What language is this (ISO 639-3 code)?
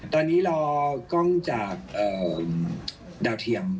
tha